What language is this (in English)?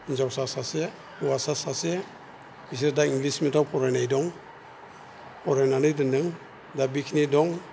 Bodo